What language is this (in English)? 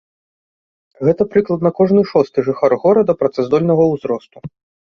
Belarusian